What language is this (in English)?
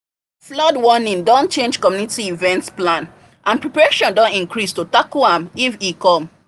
Nigerian Pidgin